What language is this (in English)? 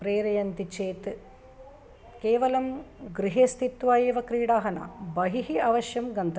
Sanskrit